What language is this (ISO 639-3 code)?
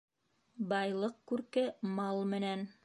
bak